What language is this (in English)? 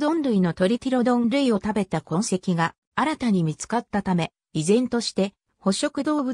Japanese